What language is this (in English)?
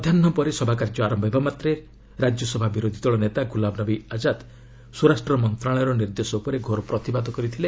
Odia